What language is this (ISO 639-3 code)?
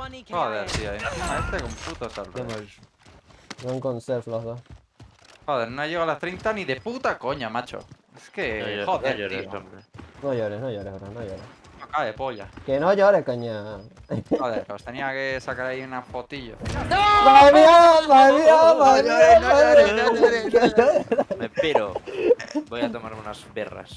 spa